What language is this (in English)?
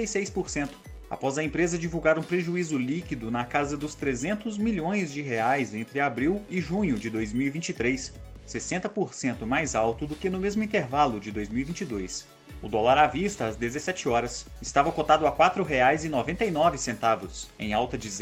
Portuguese